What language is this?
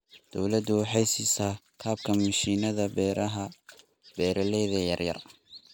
Somali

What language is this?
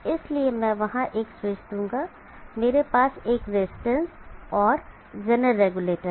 Hindi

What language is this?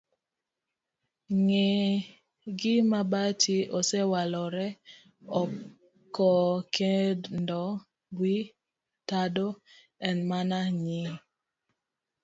Luo (Kenya and Tanzania)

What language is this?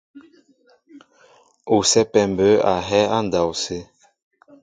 Mbo (Cameroon)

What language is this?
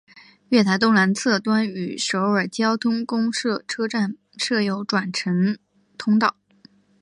Chinese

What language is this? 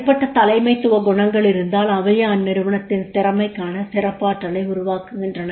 Tamil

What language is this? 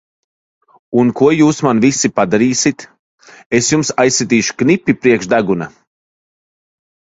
Latvian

